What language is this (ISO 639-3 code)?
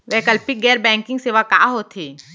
hne